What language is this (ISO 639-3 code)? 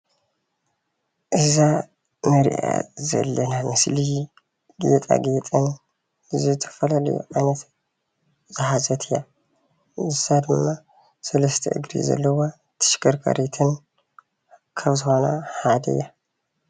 tir